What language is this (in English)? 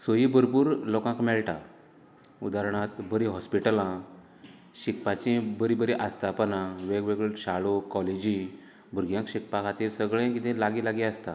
Konkani